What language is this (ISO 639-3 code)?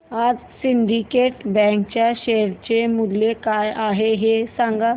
mar